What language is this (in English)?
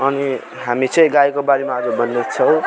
Nepali